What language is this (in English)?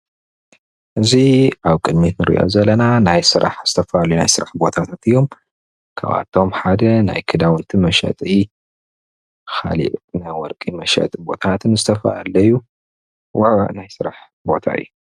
Tigrinya